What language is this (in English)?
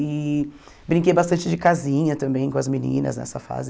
Portuguese